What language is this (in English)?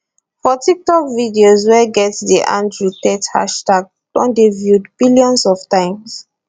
Nigerian Pidgin